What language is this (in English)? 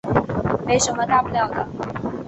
Chinese